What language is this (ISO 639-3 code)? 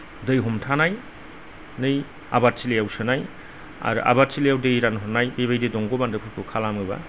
brx